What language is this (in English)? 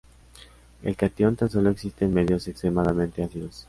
Spanish